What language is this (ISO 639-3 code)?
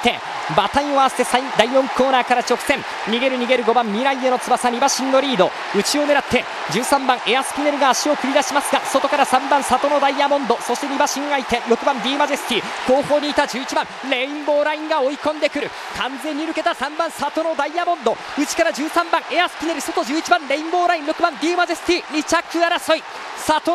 jpn